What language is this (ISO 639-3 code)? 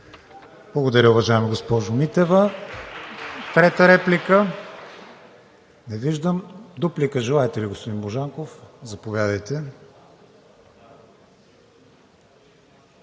bul